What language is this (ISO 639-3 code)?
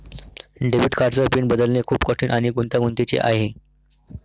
mar